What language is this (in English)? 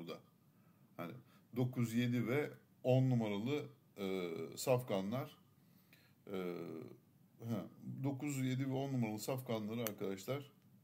Turkish